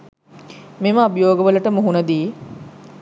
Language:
Sinhala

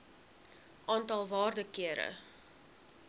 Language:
Afrikaans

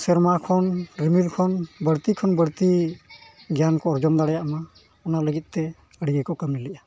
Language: Santali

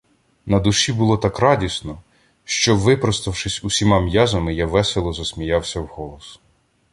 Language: Ukrainian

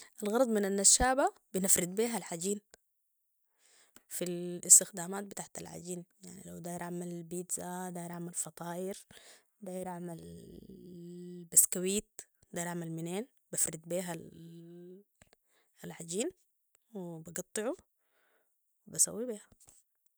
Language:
Sudanese Arabic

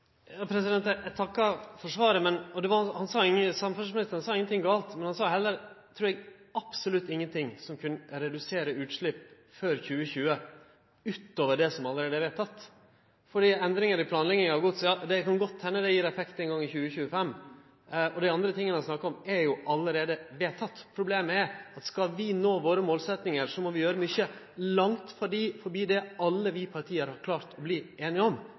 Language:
Norwegian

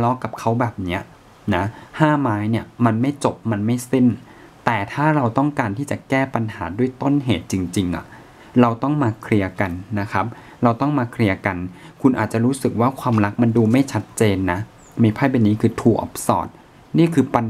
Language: Thai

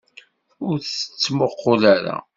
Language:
Kabyle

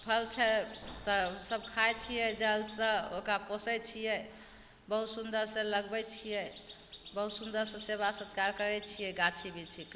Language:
Maithili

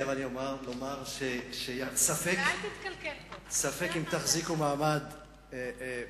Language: Hebrew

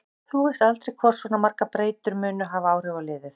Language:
Icelandic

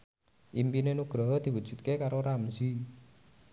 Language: Javanese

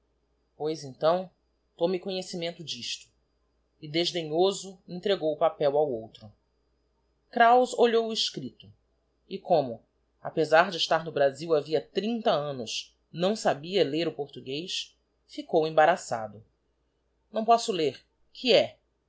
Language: Portuguese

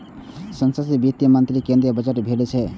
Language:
Maithili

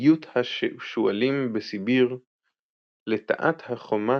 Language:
Hebrew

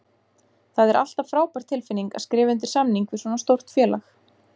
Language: Icelandic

